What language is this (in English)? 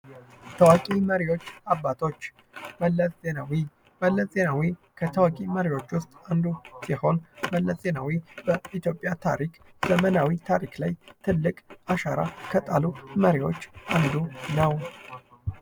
Amharic